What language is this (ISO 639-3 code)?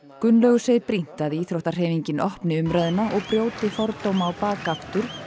isl